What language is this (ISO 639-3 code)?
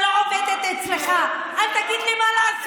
heb